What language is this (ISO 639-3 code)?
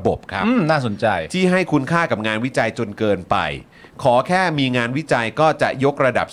tha